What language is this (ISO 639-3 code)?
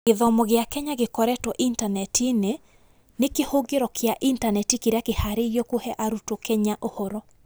kik